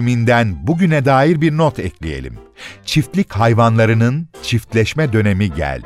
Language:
Turkish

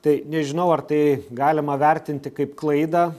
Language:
Lithuanian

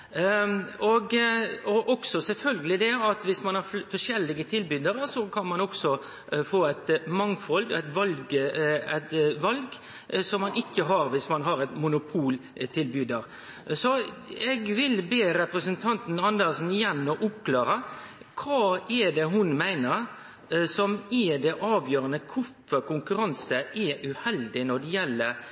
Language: Norwegian Nynorsk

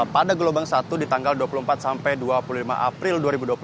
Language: Indonesian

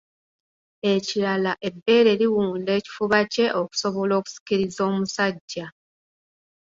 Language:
Ganda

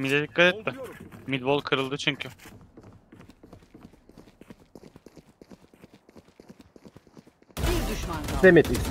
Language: Turkish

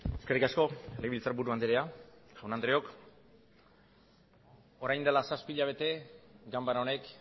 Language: Basque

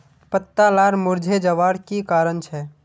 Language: Magahi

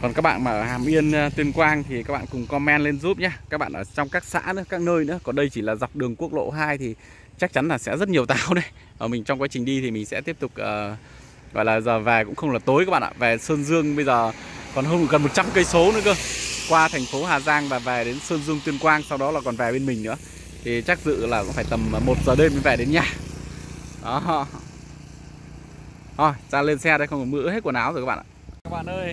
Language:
Vietnamese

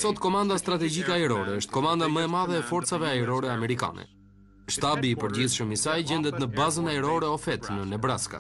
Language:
Romanian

